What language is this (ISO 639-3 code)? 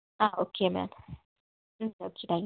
mal